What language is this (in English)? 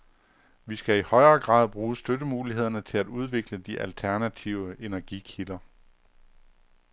Danish